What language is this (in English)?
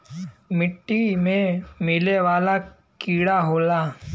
Bhojpuri